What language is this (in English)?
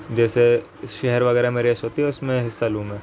Urdu